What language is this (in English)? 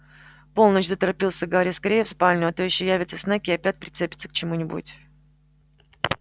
Russian